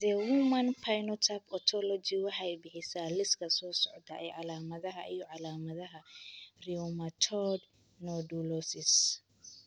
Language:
Somali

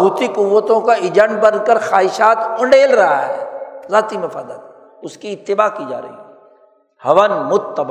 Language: Urdu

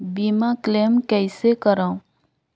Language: Chhattisgarhi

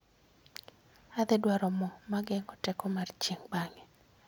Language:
Luo (Kenya and Tanzania)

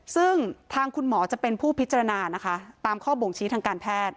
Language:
Thai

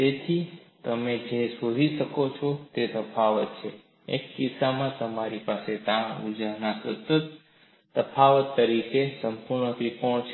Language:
Gujarati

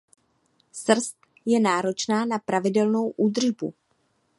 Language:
Czech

